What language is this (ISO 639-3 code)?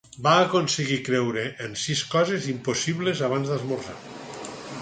cat